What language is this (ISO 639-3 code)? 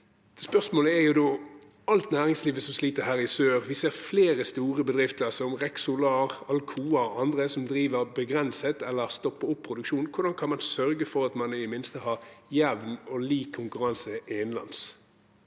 nor